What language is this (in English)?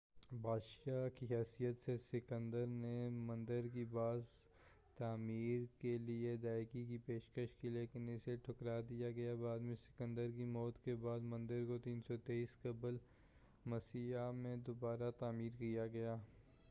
Urdu